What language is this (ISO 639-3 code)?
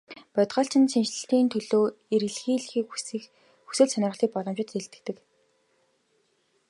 mon